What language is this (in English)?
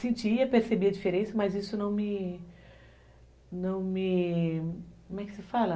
Portuguese